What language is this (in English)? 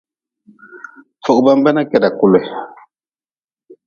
Nawdm